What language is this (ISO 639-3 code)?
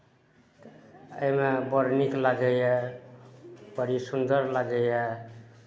mai